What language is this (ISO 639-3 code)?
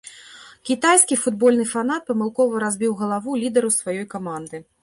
bel